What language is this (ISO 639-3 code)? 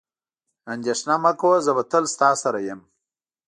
pus